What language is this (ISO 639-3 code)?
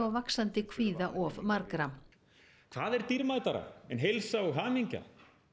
isl